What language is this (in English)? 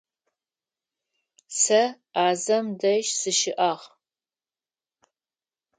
Adyghe